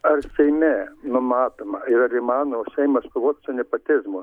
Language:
Lithuanian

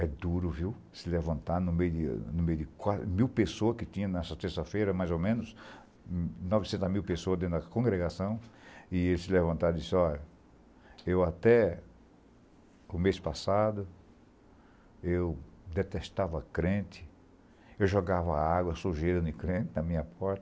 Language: Portuguese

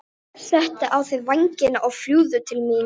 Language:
Icelandic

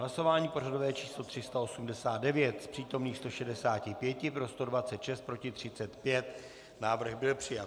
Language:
Czech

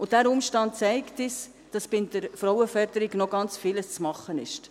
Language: Swiss German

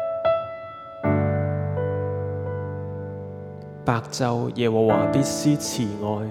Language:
Chinese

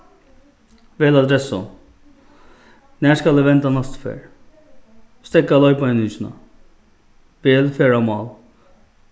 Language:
Faroese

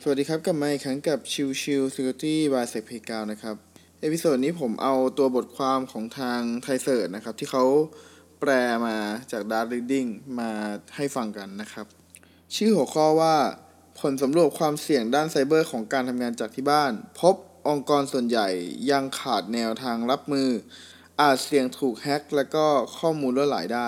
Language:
Thai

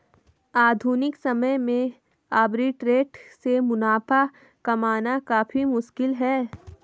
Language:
Hindi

